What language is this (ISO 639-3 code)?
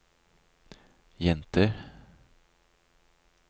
nor